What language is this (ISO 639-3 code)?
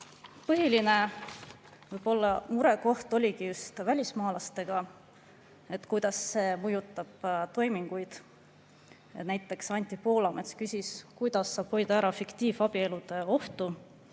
est